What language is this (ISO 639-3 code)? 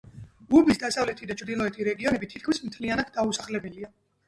kat